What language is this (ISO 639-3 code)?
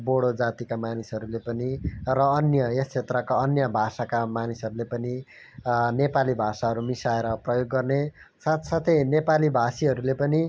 nep